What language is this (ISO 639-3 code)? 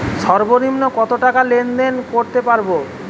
ben